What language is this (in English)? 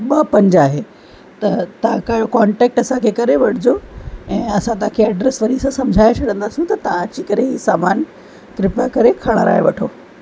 Sindhi